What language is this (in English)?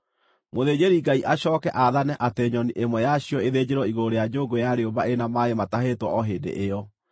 Kikuyu